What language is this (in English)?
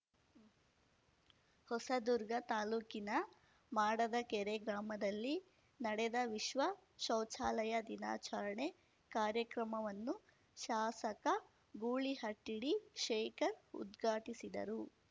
Kannada